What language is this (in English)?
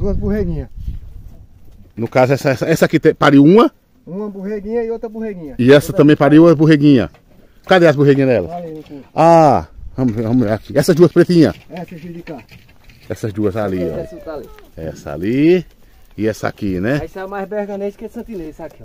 Portuguese